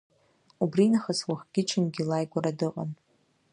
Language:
Abkhazian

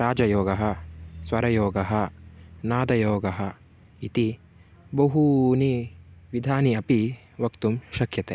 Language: Sanskrit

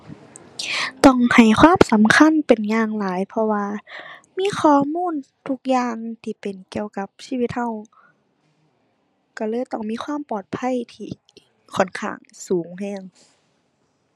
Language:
Thai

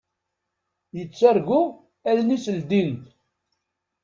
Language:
Kabyle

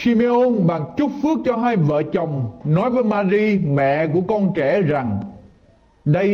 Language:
Vietnamese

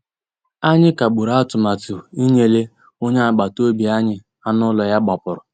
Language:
Igbo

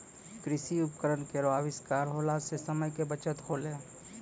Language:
Maithili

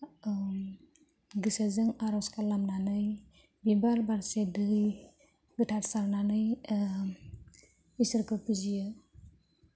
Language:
Bodo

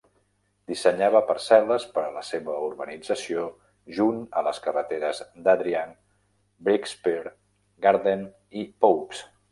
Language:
Catalan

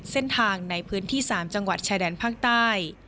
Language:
Thai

